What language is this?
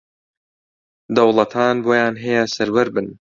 Central Kurdish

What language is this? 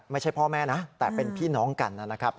Thai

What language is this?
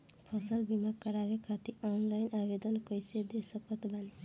Bhojpuri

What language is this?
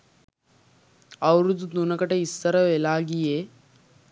Sinhala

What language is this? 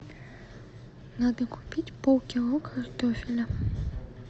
Russian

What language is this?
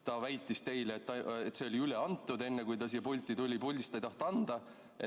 Estonian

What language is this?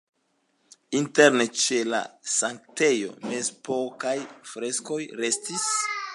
Esperanto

